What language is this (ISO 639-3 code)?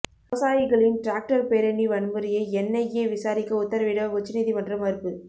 tam